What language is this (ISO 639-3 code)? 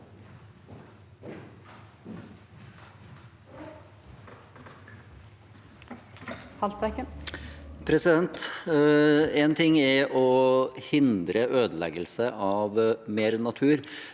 nor